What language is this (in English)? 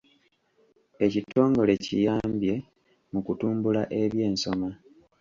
Ganda